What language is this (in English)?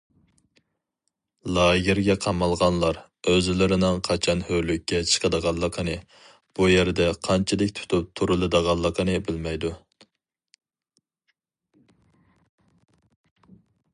Uyghur